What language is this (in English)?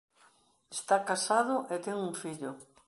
Galician